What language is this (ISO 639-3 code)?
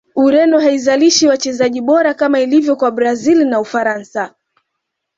swa